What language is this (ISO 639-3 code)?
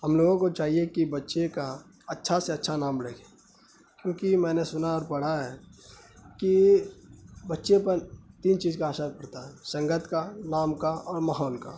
urd